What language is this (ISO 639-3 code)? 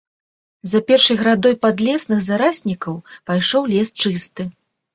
bel